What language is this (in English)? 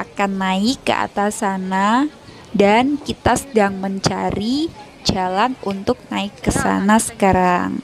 Indonesian